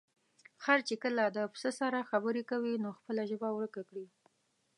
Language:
Pashto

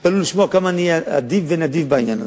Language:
Hebrew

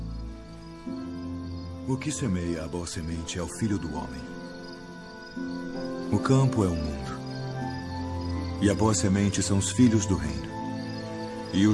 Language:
Portuguese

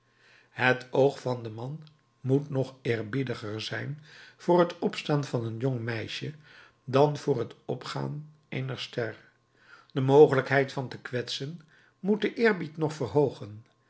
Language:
Dutch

